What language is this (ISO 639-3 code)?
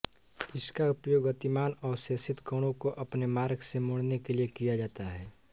hin